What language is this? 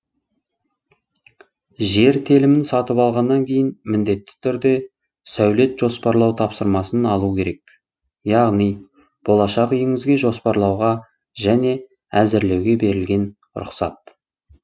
Kazakh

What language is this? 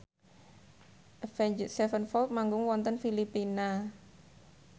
Javanese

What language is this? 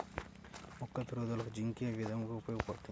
Telugu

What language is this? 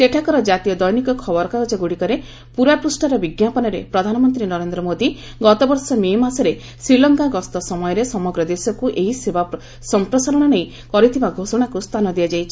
Odia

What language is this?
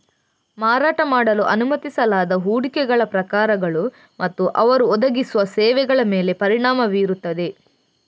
Kannada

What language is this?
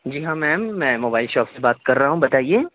Urdu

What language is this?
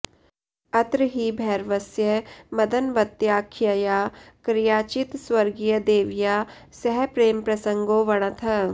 Sanskrit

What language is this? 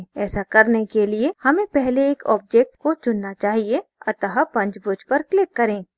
Hindi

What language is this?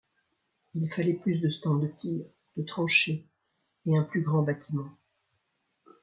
French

